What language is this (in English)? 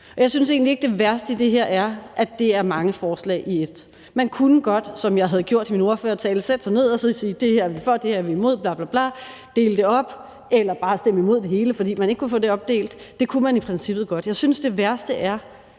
Danish